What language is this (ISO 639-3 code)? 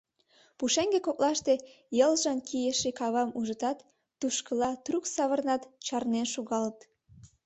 chm